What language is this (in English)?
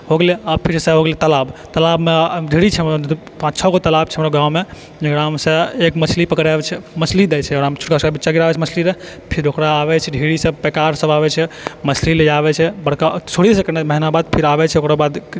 Maithili